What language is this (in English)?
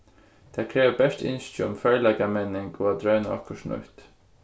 Faroese